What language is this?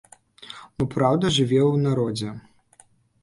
Belarusian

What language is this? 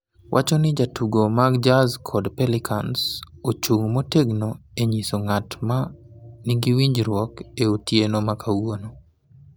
Luo (Kenya and Tanzania)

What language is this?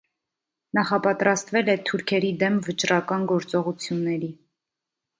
Armenian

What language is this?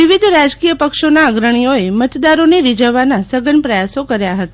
Gujarati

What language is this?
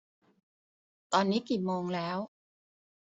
Thai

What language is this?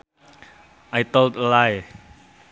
Sundanese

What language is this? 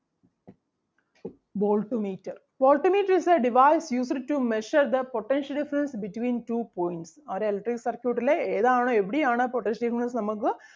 Malayalam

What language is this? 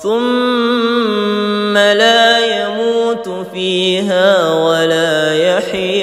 Arabic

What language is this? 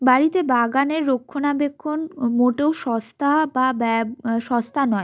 Bangla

